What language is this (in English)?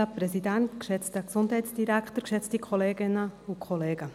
Swiss German